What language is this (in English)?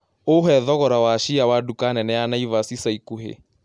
Kikuyu